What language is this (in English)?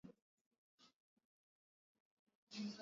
Swahili